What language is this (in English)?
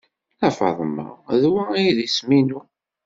Kabyle